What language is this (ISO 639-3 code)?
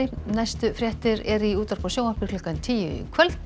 isl